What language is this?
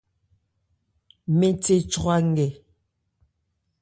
Ebrié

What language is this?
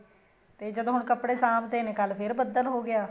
Punjabi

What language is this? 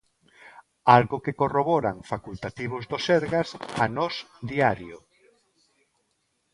Galician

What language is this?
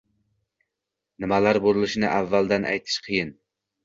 Uzbek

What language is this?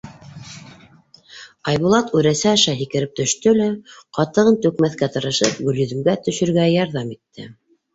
Bashkir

